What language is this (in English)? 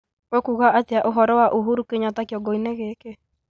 Kikuyu